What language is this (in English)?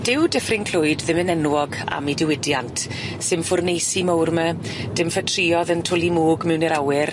Welsh